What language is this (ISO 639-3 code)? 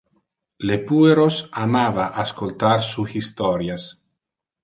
ina